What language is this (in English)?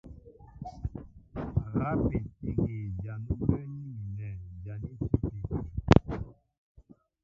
Mbo (Cameroon)